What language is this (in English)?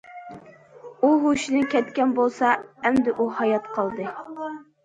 Uyghur